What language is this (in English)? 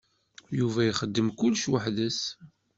Kabyle